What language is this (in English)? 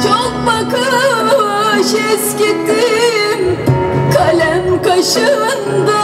Turkish